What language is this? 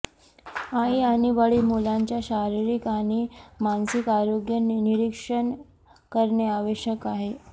Marathi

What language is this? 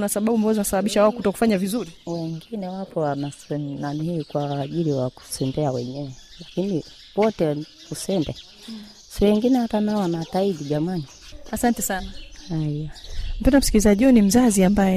Swahili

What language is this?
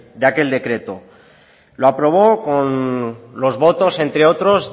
Spanish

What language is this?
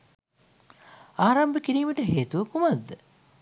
Sinhala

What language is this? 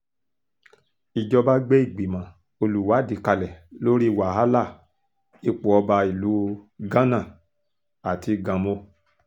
Yoruba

